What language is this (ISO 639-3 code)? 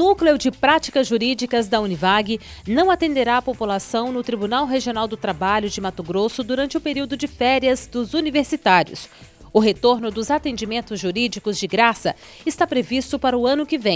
por